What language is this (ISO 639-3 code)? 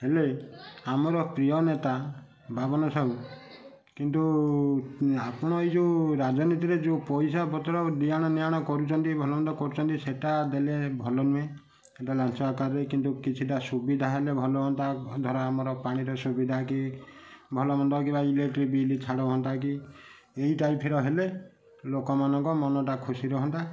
ori